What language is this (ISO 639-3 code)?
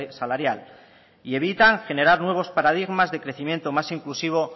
spa